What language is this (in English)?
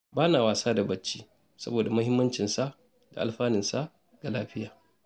Hausa